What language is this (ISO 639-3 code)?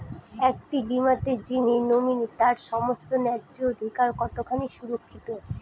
ben